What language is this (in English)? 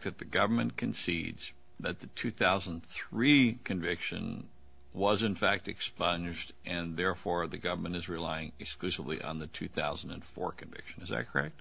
English